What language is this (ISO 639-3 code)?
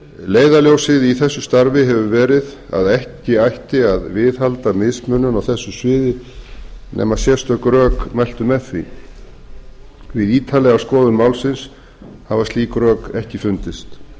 isl